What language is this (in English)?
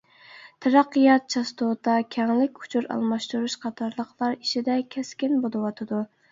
Uyghur